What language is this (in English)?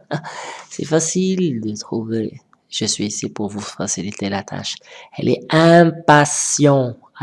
French